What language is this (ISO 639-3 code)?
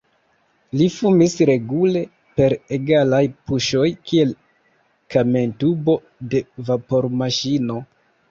epo